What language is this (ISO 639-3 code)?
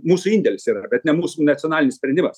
lit